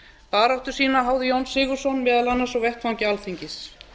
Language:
Icelandic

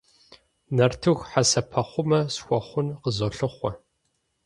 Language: Kabardian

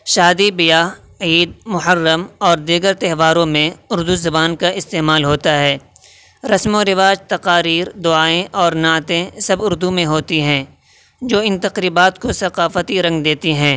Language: Urdu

